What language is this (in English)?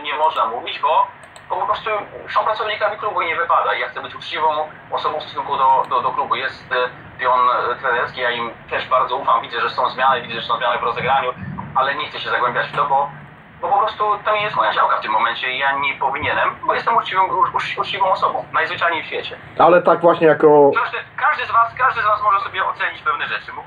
Polish